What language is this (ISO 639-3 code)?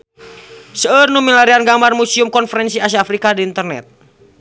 sun